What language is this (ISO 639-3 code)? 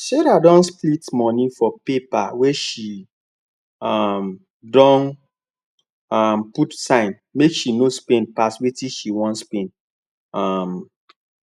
pcm